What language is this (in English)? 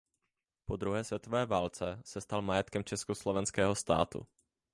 Czech